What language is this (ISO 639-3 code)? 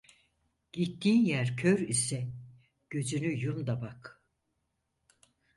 tur